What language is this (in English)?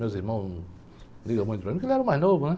Portuguese